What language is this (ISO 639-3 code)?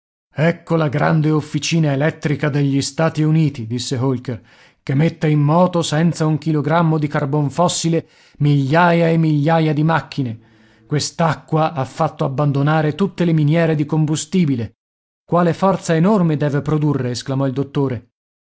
ita